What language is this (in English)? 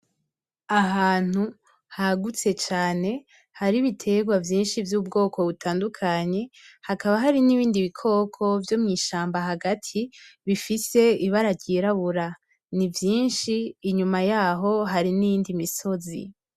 Rundi